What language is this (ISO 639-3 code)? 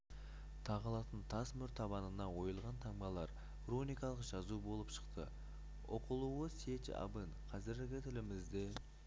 kaz